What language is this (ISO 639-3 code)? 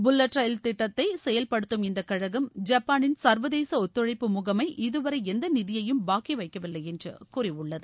tam